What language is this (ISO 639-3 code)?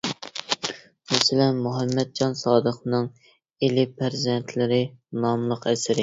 uig